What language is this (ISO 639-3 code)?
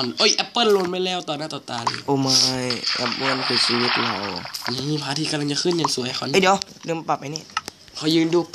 tha